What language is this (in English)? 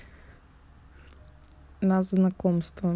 Russian